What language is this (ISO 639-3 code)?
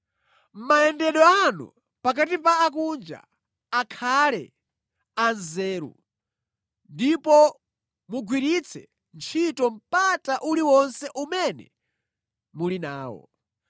nya